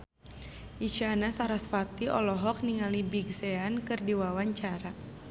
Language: Sundanese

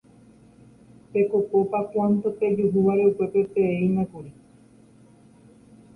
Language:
Guarani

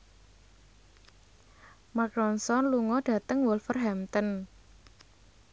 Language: Javanese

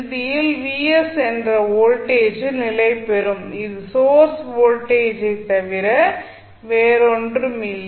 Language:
Tamil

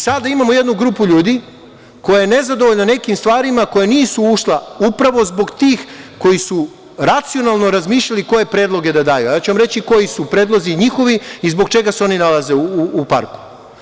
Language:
Serbian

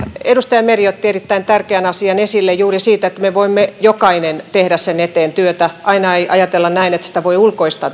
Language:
Finnish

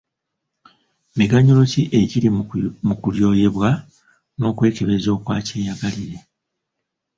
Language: Ganda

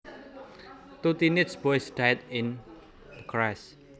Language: Javanese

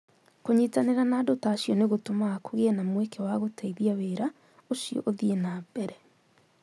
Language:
Kikuyu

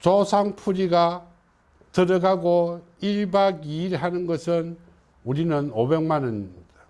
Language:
Korean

